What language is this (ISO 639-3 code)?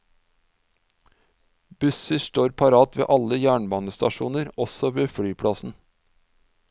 nor